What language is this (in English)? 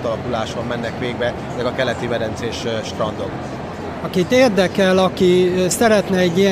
Hungarian